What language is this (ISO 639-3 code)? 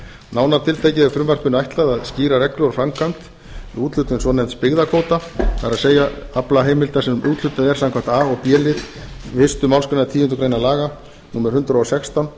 isl